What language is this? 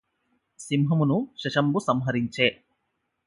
Telugu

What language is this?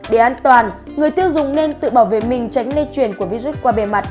Vietnamese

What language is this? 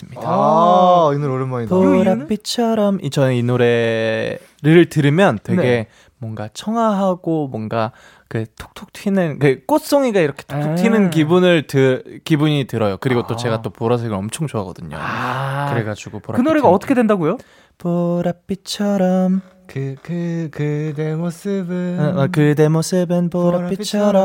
Korean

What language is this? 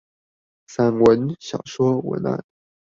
Chinese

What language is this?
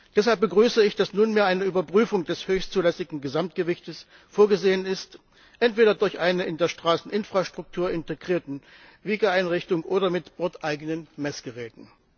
German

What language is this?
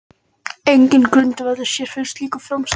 Icelandic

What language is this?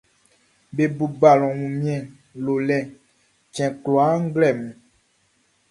Baoulé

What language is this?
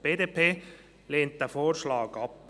Swiss German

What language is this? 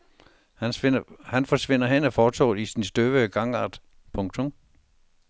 Danish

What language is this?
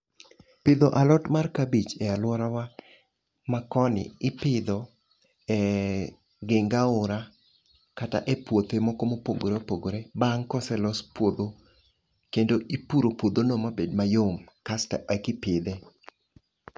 Luo (Kenya and Tanzania)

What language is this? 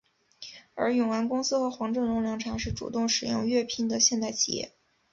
Chinese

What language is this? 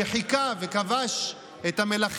Hebrew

